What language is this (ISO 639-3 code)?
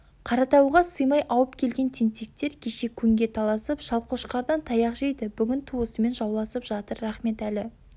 kaz